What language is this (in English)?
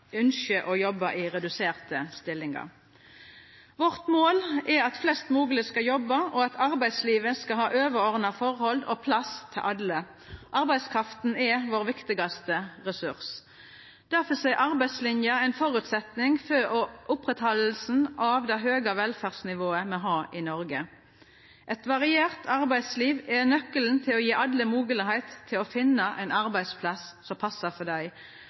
Norwegian Nynorsk